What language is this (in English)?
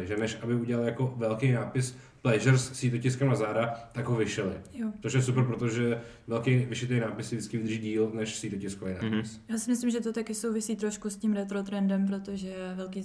Czech